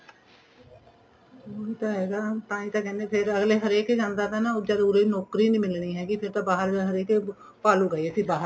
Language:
Punjabi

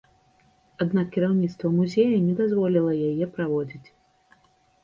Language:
Belarusian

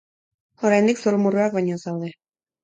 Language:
Basque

